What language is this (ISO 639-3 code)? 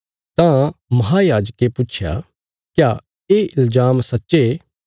kfs